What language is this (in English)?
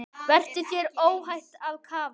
Icelandic